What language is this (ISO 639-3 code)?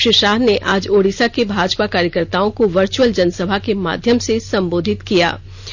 hin